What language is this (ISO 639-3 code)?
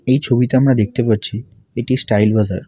ben